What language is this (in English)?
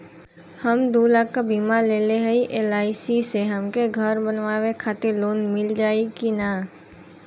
Bhojpuri